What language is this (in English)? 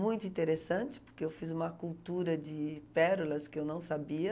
Portuguese